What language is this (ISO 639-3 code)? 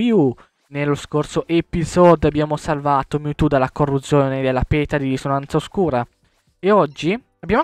ita